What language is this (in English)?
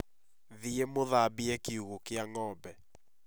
Kikuyu